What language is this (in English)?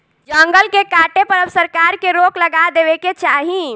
Bhojpuri